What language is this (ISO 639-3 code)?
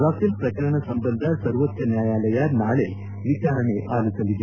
kan